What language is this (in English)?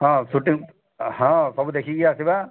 Odia